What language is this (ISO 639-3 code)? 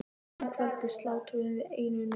isl